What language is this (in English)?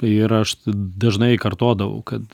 Lithuanian